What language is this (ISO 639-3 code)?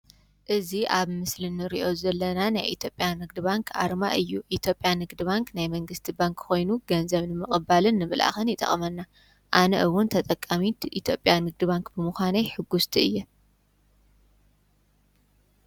tir